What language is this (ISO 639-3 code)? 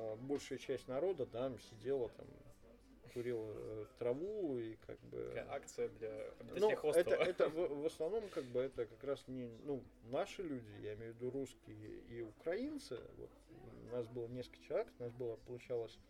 rus